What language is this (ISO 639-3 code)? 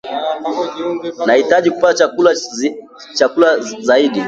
swa